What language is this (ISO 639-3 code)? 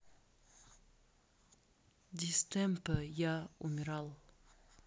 rus